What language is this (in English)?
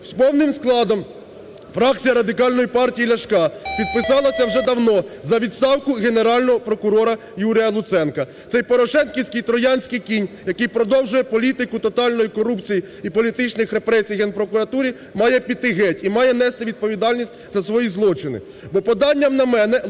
Ukrainian